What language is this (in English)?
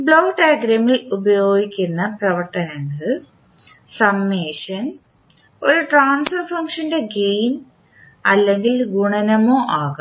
Malayalam